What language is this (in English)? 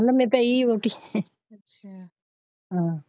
Punjabi